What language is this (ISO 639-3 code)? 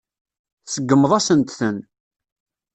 kab